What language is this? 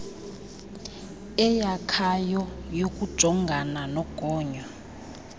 Xhosa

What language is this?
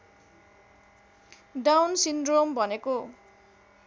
Nepali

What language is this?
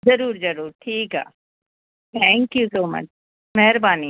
Sindhi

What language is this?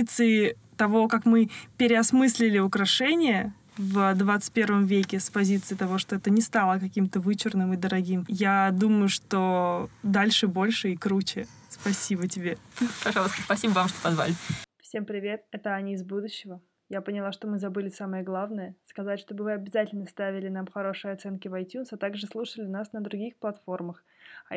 Russian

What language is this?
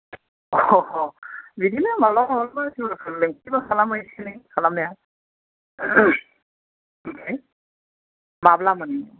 Bodo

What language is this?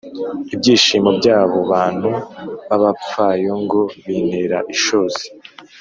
Kinyarwanda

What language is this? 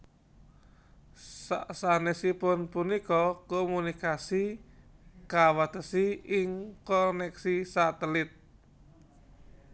Javanese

